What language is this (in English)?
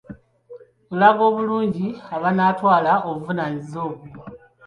Ganda